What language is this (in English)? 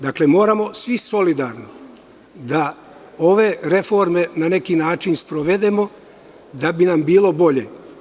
Serbian